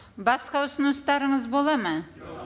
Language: Kazakh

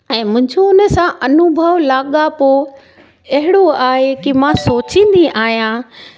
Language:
Sindhi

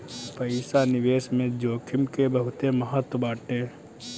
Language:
Bhojpuri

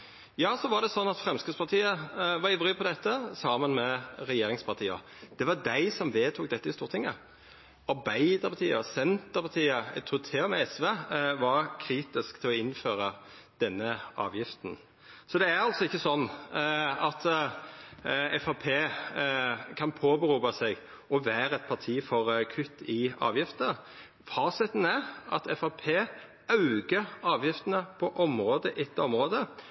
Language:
Norwegian Nynorsk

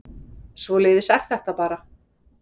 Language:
Icelandic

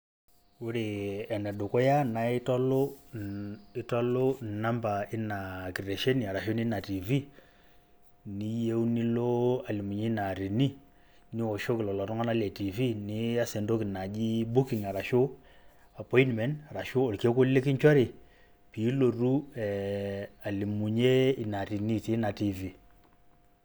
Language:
Masai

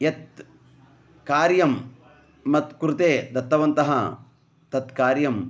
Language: Sanskrit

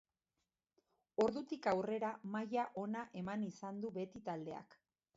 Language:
Basque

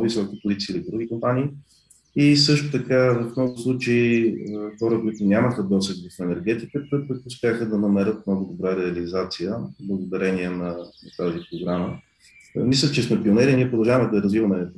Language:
Bulgarian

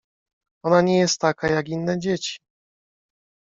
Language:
Polish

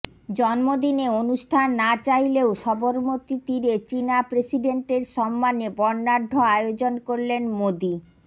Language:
Bangla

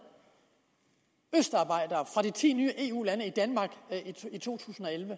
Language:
Danish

